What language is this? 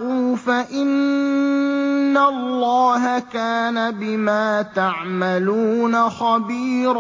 Arabic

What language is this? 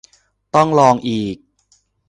Thai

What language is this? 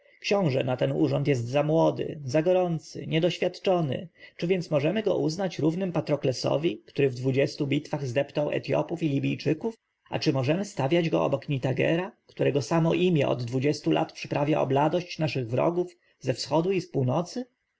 Polish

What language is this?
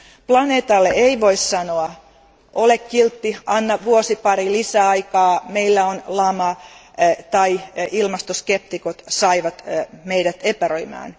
Finnish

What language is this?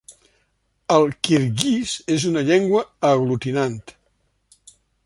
Catalan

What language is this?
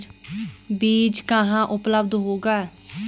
Hindi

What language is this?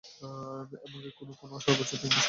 Bangla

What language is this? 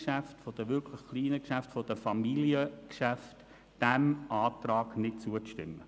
Swiss German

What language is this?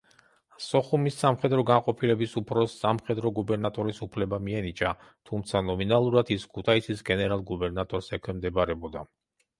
Georgian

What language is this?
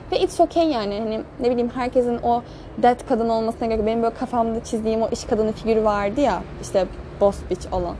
Turkish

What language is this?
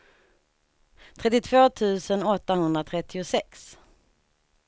Swedish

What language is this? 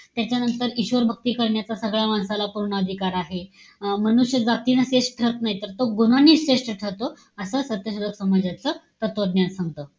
Marathi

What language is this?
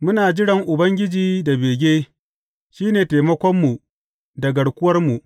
Hausa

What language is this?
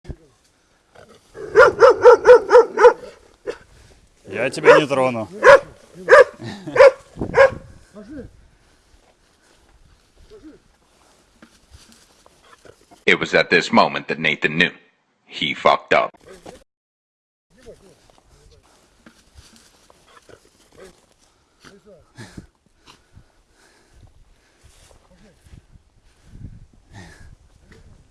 Russian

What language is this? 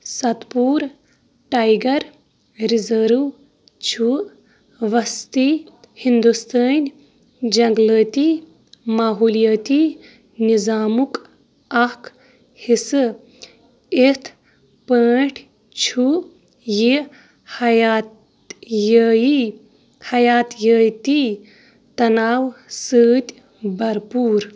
Kashmiri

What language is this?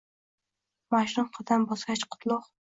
Uzbek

